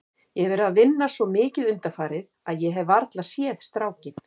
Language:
Icelandic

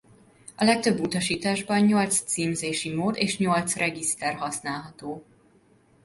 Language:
Hungarian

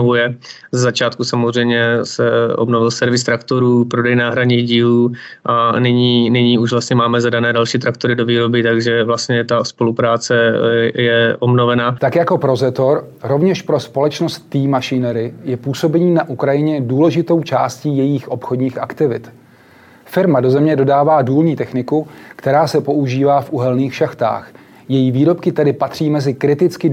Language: Czech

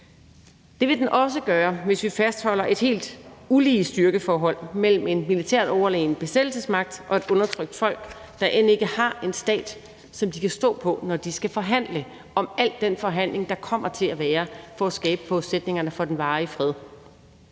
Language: Danish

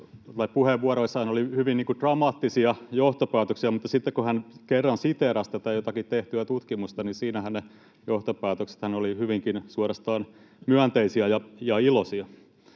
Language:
Finnish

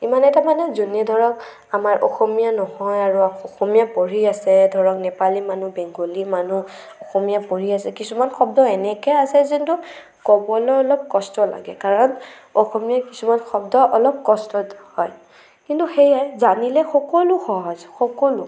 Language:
Assamese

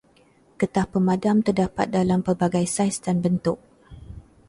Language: Malay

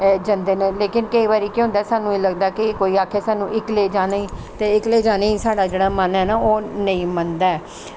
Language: Dogri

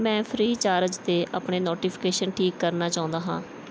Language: Punjabi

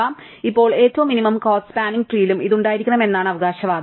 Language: Malayalam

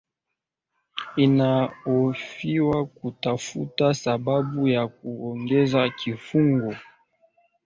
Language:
Swahili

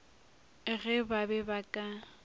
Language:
Northern Sotho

